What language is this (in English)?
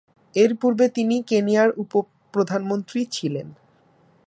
Bangla